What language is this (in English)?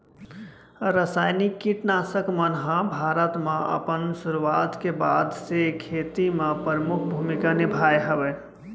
Chhattisgarhi